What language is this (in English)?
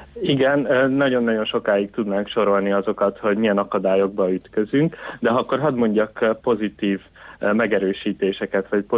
Hungarian